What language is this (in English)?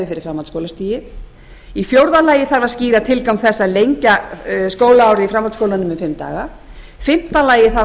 Icelandic